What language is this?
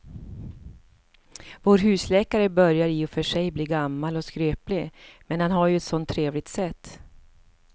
Swedish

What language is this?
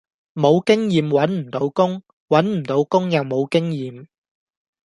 Cantonese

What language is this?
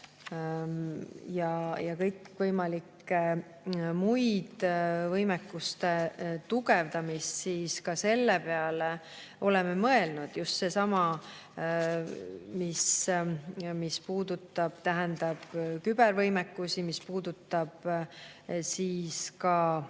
Estonian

